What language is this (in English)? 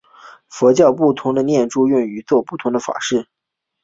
Chinese